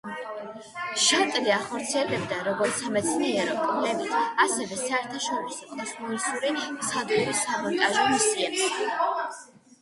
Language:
Georgian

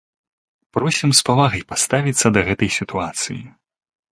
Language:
Belarusian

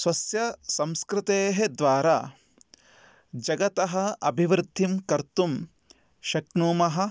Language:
Sanskrit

